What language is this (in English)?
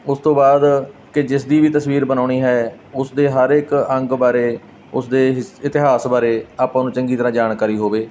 Punjabi